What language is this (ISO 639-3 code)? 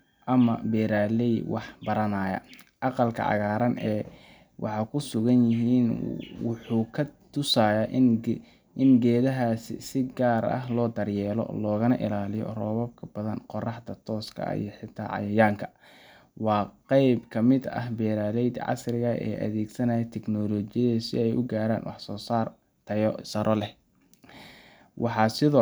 som